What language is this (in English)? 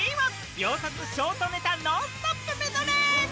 Japanese